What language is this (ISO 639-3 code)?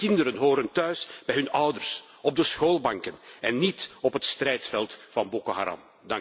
nld